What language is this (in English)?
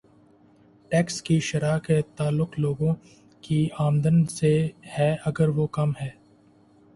Urdu